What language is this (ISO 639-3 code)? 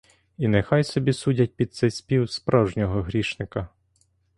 ukr